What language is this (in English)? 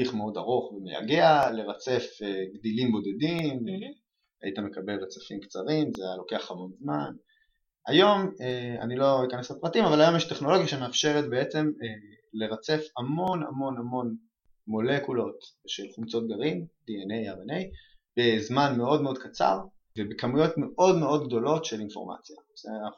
Hebrew